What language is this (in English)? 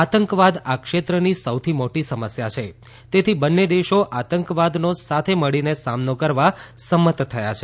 Gujarati